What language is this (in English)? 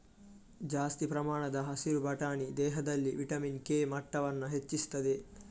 Kannada